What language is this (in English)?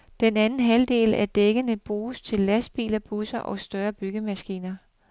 Danish